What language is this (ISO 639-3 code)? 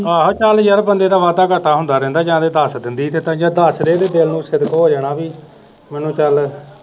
pan